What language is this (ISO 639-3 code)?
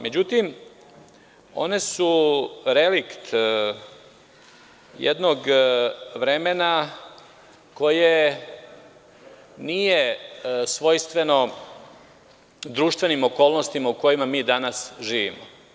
srp